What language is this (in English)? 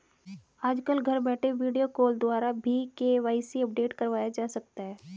Hindi